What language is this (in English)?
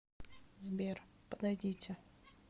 Russian